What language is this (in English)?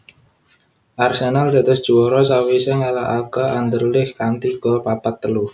Javanese